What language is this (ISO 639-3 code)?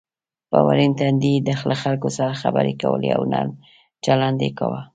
pus